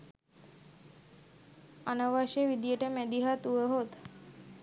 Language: Sinhala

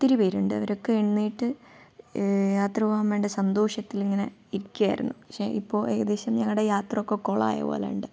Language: Malayalam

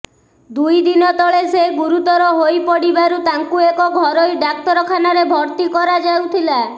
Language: Odia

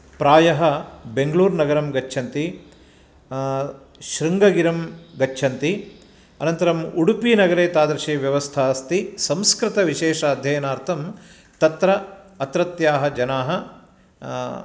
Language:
Sanskrit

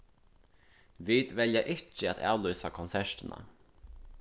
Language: Faroese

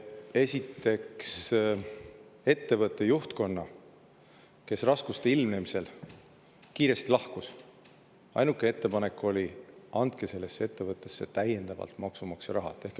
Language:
Estonian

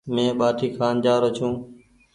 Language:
Goaria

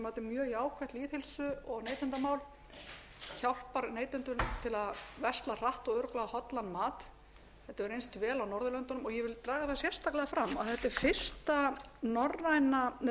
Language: Icelandic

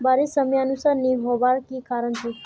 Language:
Magahi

